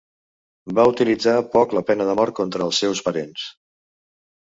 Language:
Catalan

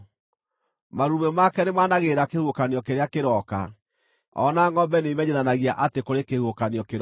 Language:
Kikuyu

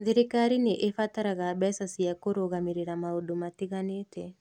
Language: Kikuyu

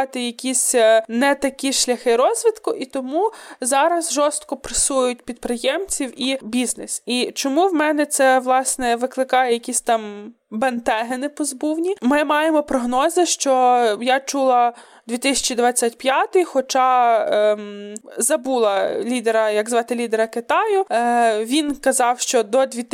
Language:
Ukrainian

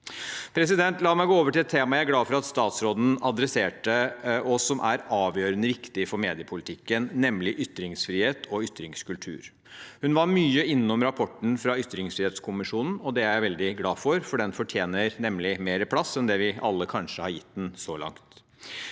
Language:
Norwegian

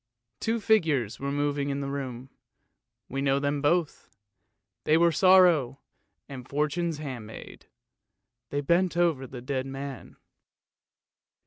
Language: English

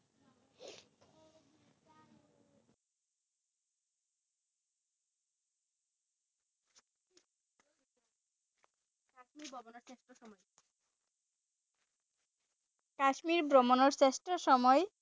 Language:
Assamese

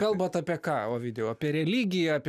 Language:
Lithuanian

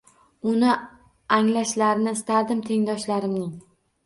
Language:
Uzbek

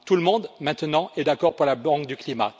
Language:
French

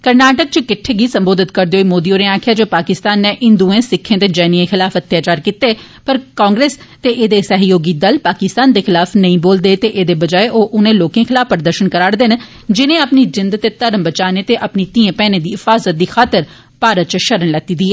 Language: Dogri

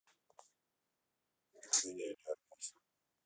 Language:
Russian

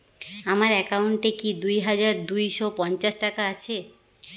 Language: Bangla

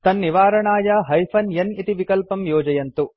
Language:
Sanskrit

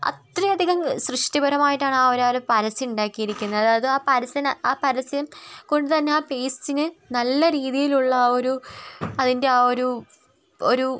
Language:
Malayalam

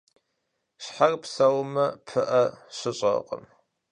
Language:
Kabardian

